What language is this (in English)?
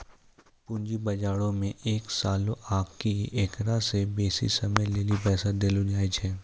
Maithili